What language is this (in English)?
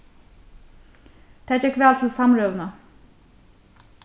Faroese